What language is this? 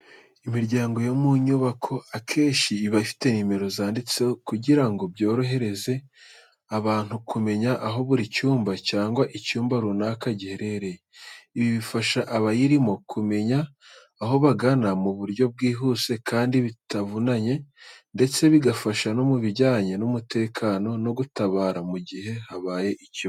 Kinyarwanda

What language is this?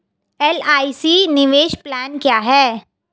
Hindi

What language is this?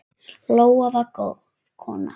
Icelandic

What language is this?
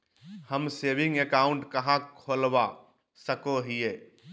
Magahi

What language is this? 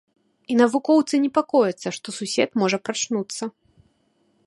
Belarusian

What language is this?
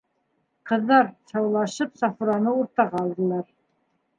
Bashkir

